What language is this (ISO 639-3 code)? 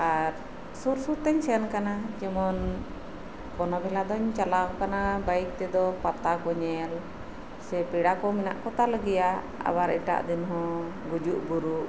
sat